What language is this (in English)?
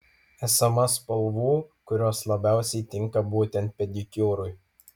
Lithuanian